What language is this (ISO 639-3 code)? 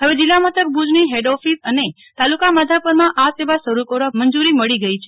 guj